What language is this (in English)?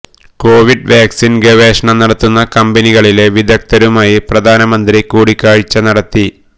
Malayalam